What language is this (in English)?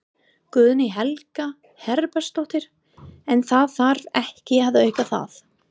Icelandic